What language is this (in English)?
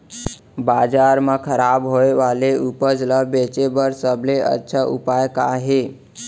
Chhattisgarhi